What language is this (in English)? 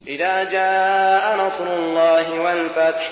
Arabic